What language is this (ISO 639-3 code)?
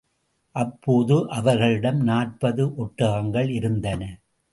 tam